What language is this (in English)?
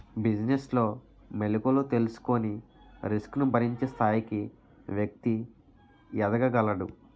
Telugu